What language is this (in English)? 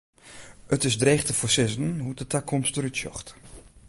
Western Frisian